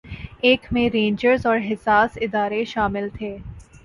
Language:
Urdu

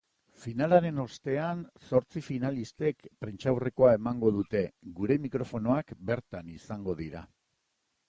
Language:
Basque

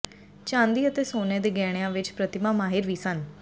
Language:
Punjabi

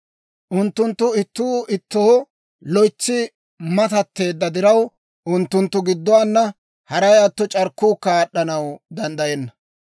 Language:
Dawro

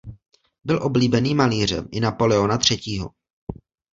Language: Czech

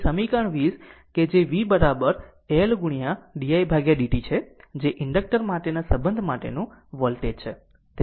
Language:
Gujarati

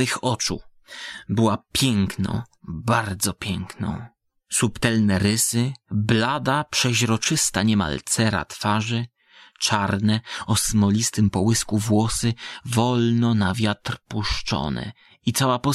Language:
Polish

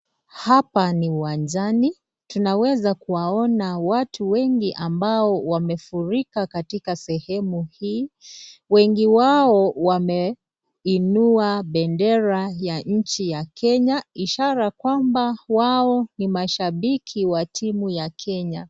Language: Swahili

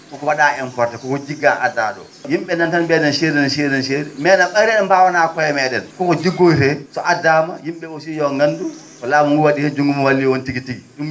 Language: Fula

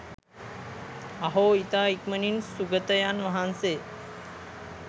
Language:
Sinhala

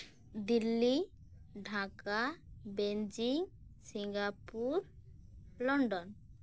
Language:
Santali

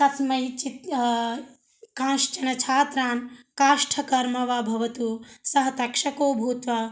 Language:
Sanskrit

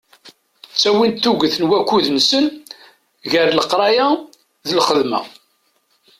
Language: Kabyle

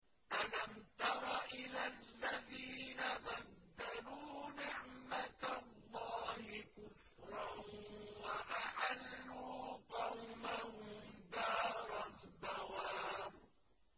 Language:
Arabic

